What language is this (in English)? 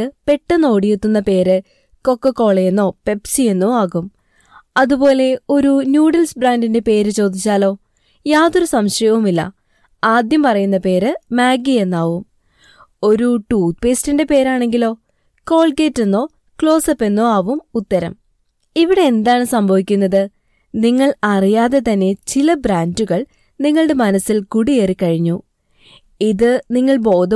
Malayalam